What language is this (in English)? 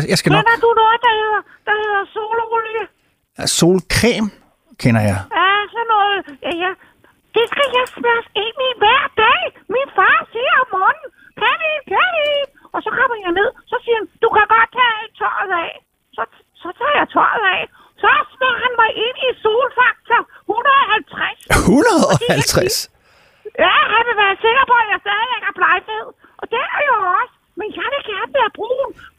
Danish